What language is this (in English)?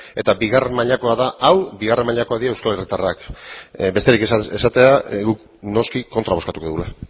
Basque